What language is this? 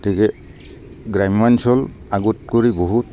Assamese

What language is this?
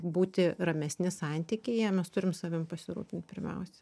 Lithuanian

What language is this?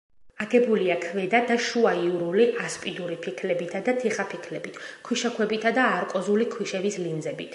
Georgian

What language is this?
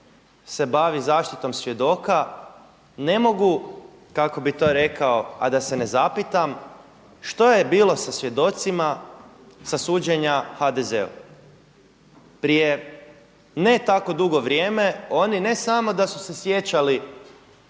Croatian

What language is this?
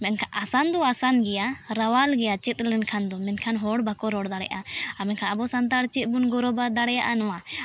Santali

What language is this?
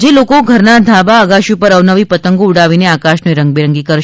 Gujarati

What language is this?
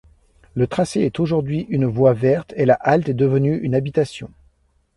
French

